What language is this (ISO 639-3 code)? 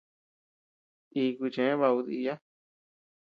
cux